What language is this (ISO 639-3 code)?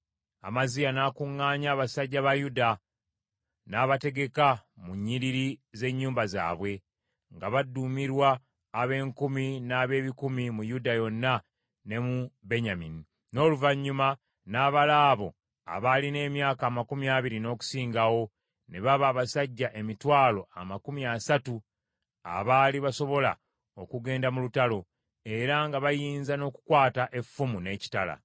lug